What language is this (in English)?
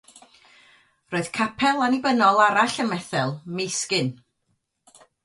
Welsh